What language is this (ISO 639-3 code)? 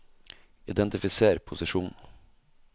nor